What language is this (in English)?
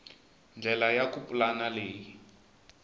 Tsonga